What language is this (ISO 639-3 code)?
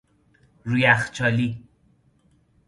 fas